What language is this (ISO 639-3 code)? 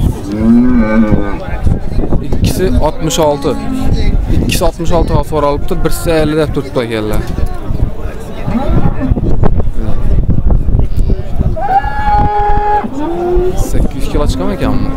tur